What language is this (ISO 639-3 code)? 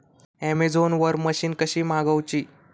mar